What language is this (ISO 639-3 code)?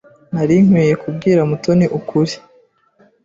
kin